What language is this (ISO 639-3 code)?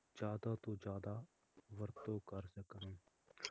pan